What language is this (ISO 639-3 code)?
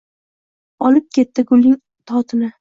uzb